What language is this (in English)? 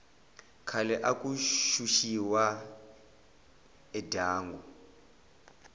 Tsonga